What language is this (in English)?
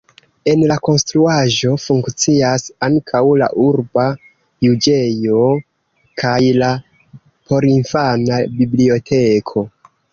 Esperanto